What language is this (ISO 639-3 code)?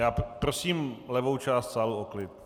ces